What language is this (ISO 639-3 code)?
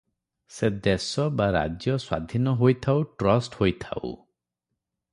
ori